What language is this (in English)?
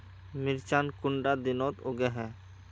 Magahi